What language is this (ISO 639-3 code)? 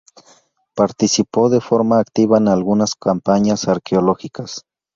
spa